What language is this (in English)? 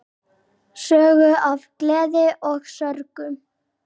Icelandic